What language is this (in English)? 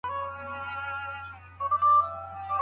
Pashto